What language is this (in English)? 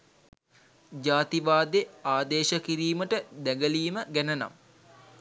Sinhala